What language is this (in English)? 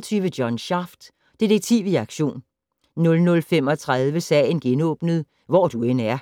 Danish